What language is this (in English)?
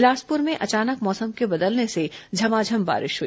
Hindi